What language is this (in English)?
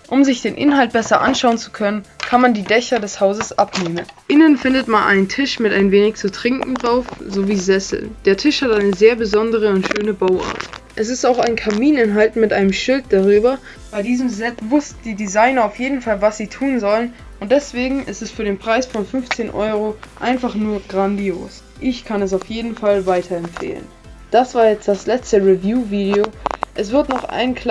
German